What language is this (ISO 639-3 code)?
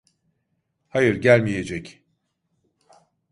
tur